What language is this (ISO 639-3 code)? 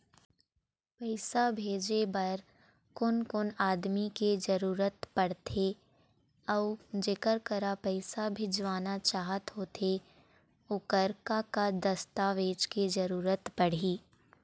hne